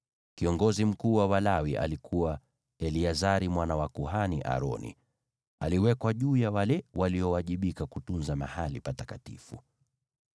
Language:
Swahili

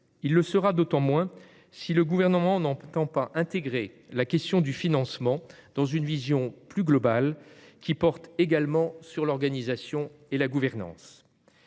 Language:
French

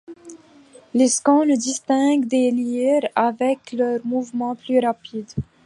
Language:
French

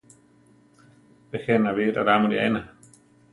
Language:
Central Tarahumara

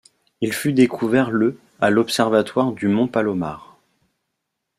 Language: French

